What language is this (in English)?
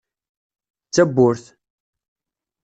Kabyle